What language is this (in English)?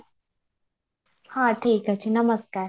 Odia